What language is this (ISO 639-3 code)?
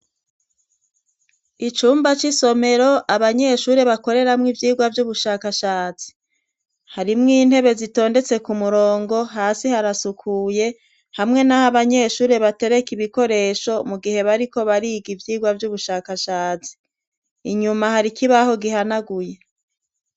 run